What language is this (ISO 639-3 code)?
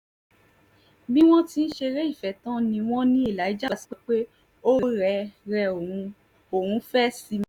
yor